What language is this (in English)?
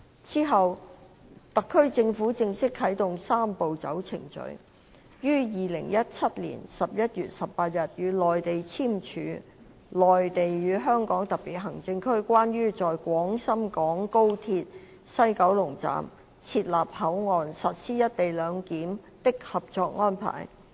Cantonese